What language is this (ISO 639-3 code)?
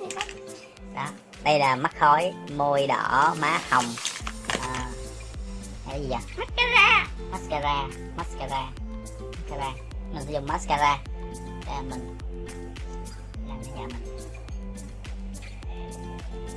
vie